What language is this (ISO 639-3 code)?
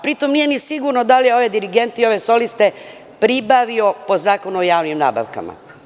srp